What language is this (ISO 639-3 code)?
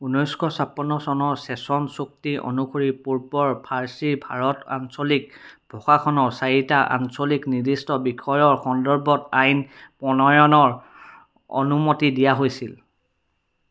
asm